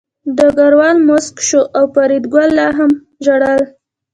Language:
Pashto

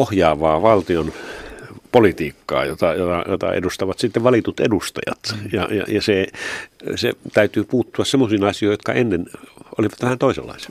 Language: Finnish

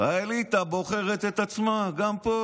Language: Hebrew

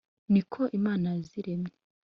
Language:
Kinyarwanda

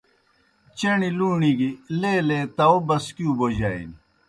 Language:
Kohistani Shina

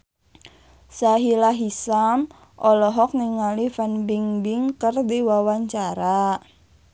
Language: Sundanese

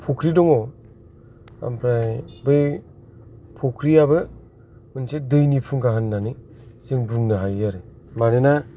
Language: Bodo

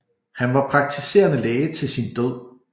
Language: Danish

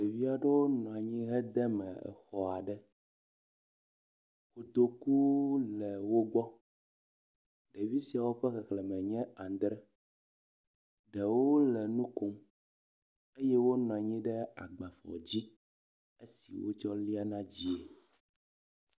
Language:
Ewe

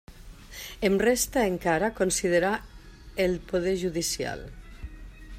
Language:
Catalan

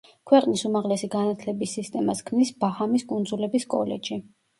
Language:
Georgian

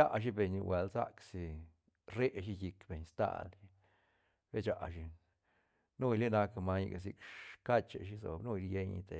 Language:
Santa Catarina Albarradas Zapotec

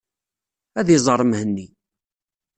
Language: Kabyle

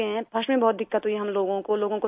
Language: Urdu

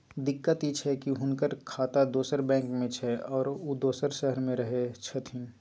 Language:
Maithili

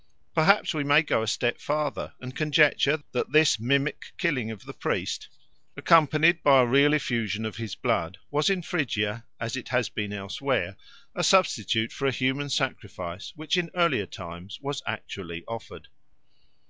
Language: English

